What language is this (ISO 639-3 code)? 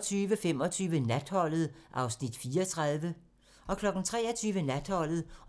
dan